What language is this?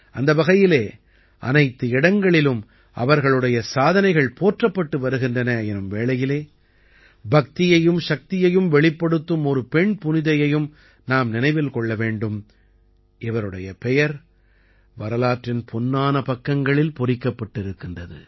Tamil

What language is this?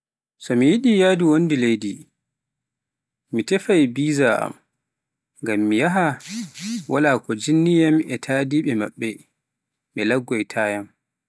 Pular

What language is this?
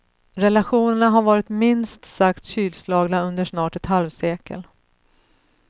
Swedish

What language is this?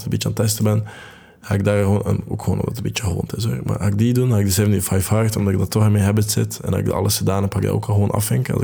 Dutch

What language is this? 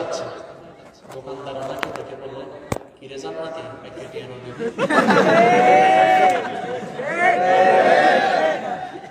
Romanian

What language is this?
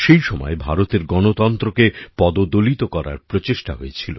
Bangla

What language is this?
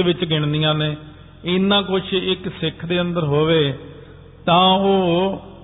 Punjabi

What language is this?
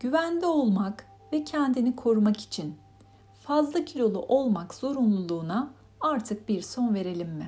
Turkish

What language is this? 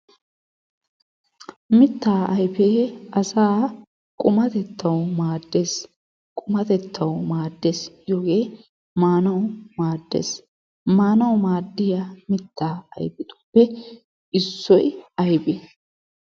Wolaytta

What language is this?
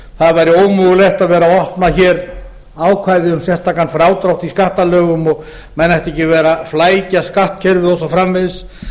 Icelandic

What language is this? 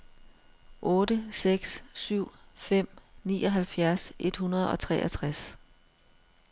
Danish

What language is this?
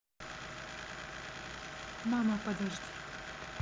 Russian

